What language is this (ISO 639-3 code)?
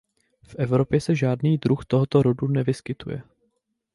ces